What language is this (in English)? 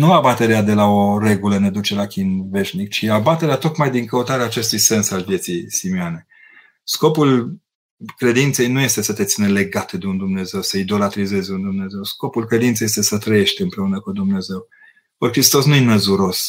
Romanian